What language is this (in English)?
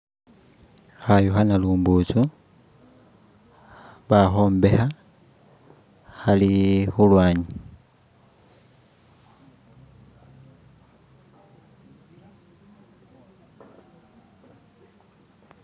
Masaaba